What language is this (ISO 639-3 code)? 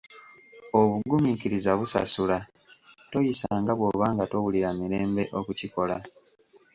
lug